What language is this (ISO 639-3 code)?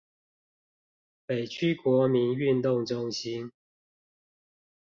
zho